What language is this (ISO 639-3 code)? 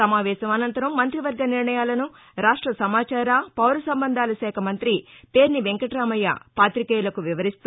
tel